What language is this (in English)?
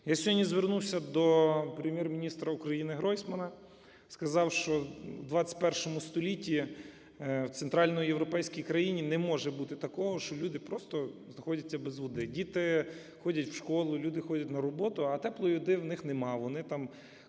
Ukrainian